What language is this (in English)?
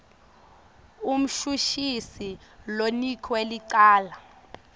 Swati